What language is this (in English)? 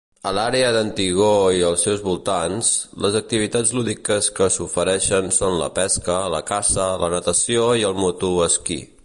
Catalan